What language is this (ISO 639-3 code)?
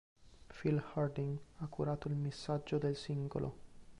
ita